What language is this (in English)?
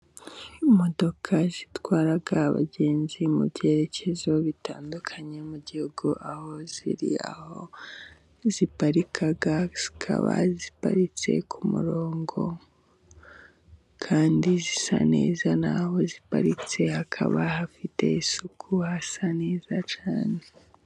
Kinyarwanda